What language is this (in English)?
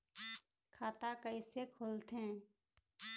Chhattisgarhi